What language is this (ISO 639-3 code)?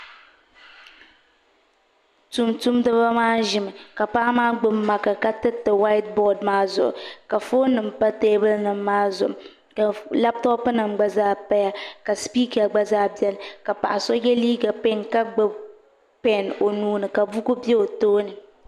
dag